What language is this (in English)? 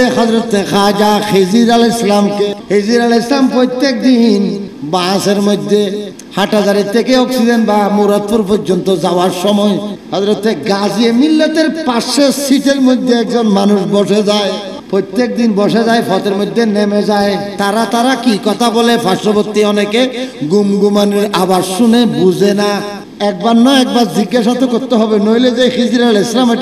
Turkish